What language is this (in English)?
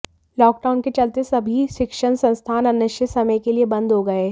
Hindi